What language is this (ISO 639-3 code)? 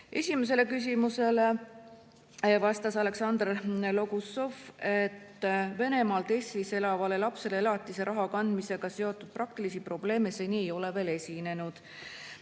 est